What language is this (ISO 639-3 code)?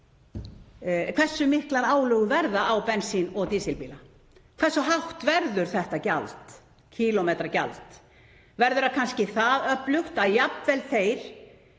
isl